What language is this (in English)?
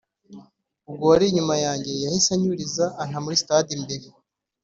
Kinyarwanda